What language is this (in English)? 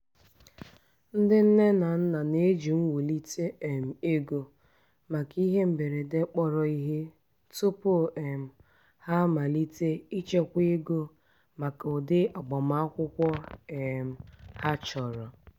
Igbo